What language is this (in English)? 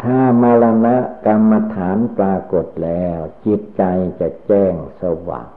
Thai